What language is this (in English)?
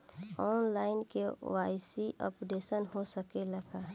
Bhojpuri